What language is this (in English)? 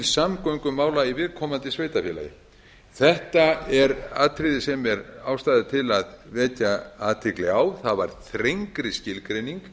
Icelandic